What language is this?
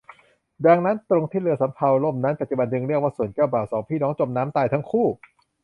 Thai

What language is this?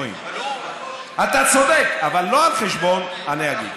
Hebrew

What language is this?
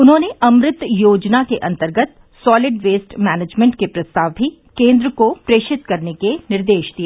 Hindi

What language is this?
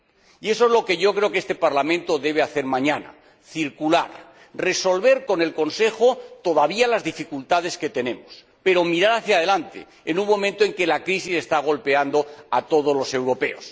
Spanish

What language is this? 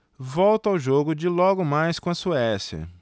Portuguese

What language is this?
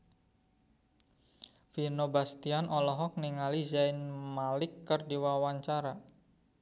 Sundanese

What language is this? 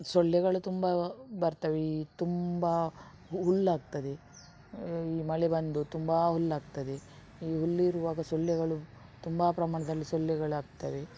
Kannada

